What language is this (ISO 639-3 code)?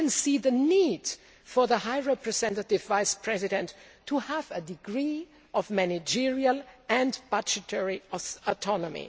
eng